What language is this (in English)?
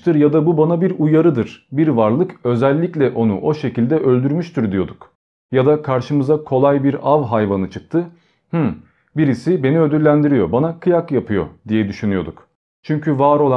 Turkish